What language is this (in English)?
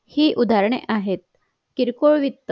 Marathi